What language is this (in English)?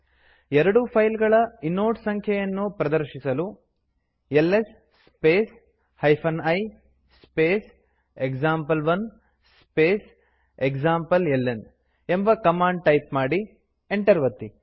Kannada